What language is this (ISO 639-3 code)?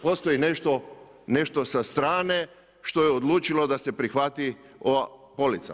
hrv